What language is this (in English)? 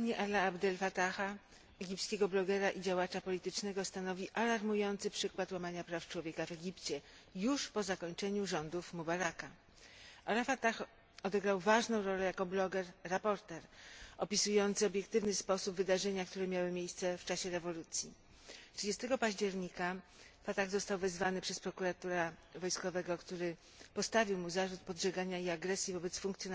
Polish